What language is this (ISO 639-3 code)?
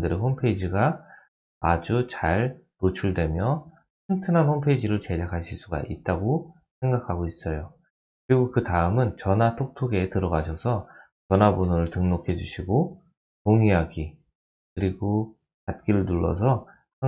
kor